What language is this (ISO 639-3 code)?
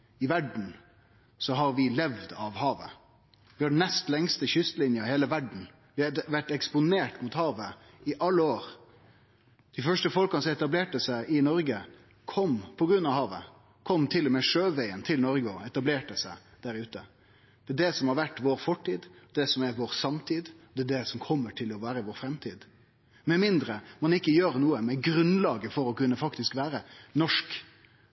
nno